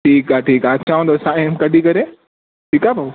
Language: Sindhi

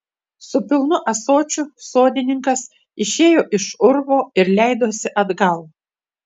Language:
Lithuanian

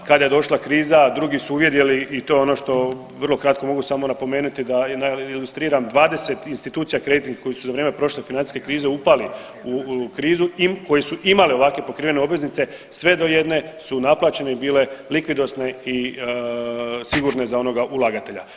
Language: Croatian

